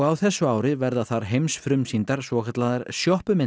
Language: Icelandic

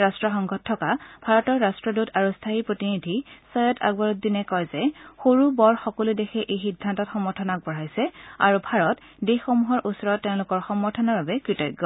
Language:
Assamese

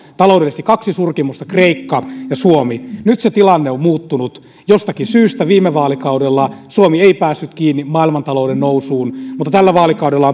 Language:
Finnish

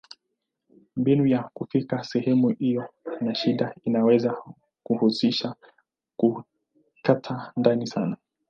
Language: Swahili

